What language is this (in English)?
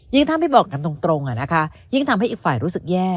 Thai